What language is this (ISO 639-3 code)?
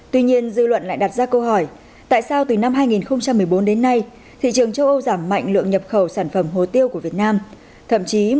vie